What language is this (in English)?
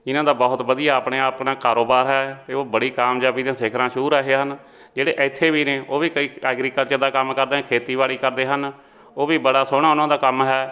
Punjabi